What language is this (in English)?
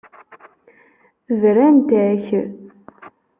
Kabyle